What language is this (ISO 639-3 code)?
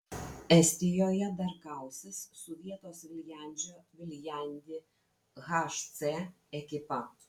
lit